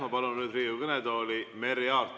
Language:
Estonian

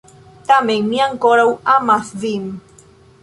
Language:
Esperanto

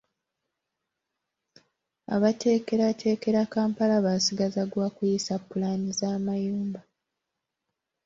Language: Ganda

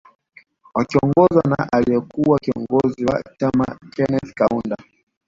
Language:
Swahili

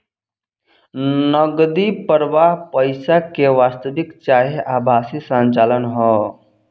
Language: Bhojpuri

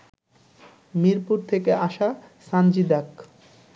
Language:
Bangla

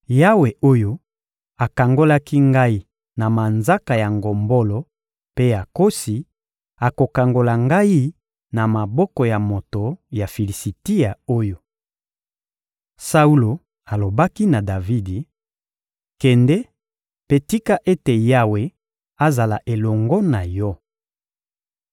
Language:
Lingala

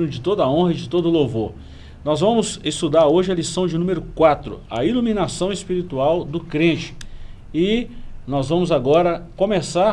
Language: Portuguese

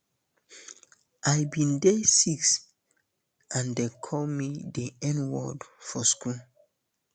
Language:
Nigerian Pidgin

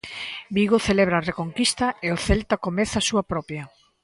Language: Galician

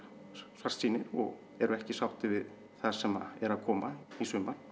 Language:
Icelandic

